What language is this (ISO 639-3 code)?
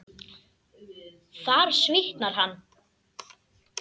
isl